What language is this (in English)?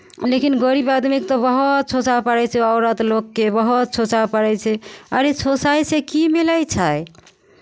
Maithili